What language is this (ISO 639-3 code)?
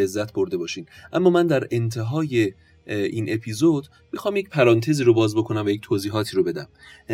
fas